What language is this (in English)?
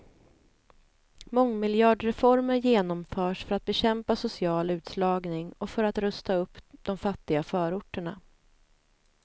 Swedish